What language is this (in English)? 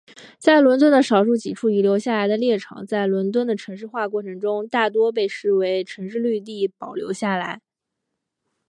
Chinese